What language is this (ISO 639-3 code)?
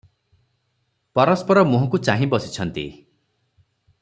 ori